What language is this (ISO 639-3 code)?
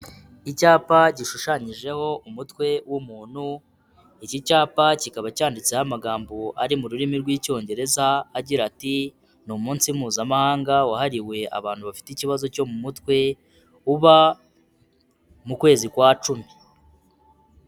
kin